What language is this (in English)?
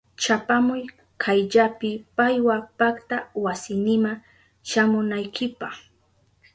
Southern Pastaza Quechua